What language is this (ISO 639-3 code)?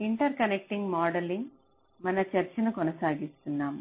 tel